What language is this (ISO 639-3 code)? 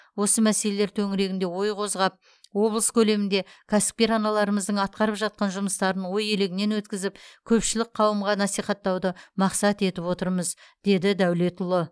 kaz